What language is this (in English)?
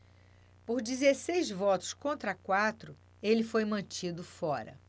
Portuguese